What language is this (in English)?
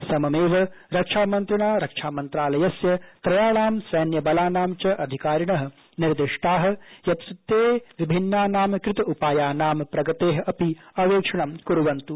Sanskrit